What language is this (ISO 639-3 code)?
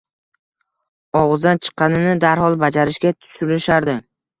uzb